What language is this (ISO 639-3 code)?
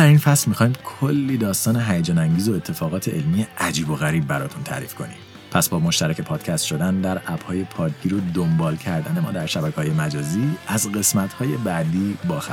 fas